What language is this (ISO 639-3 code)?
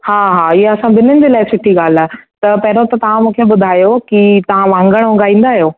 snd